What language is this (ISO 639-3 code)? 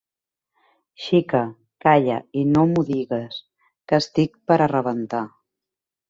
cat